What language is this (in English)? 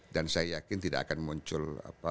Indonesian